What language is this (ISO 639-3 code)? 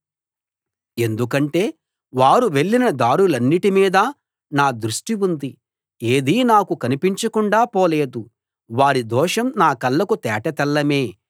tel